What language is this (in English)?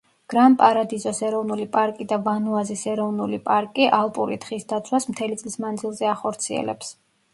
Georgian